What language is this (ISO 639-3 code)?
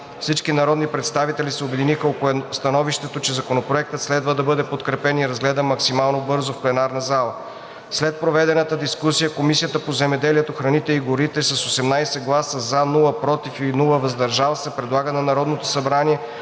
bul